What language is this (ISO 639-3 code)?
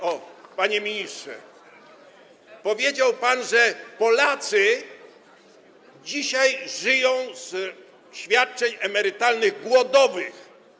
pol